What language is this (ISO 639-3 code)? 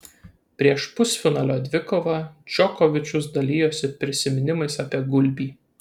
lit